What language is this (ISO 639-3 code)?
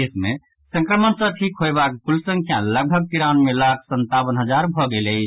mai